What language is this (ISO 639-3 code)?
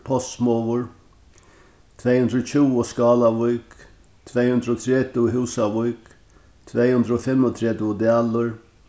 fao